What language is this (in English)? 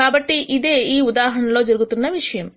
Telugu